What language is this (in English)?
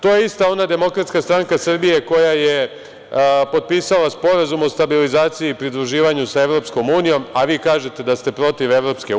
Serbian